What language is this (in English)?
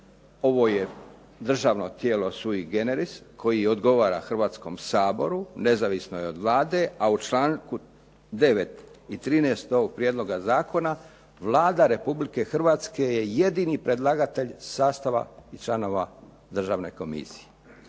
Croatian